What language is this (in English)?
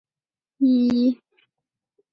Chinese